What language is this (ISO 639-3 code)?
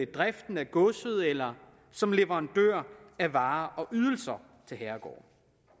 dan